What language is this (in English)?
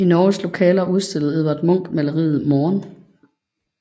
Danish